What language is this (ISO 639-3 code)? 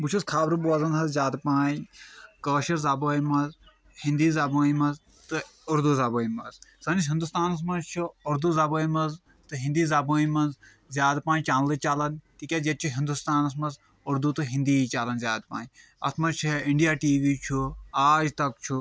kas